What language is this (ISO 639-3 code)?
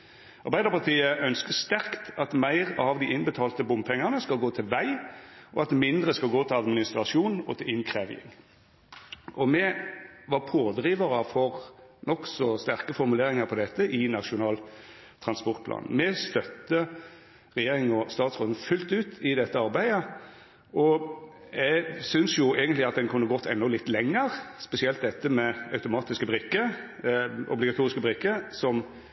nno